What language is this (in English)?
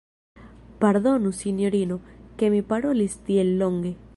Esperanto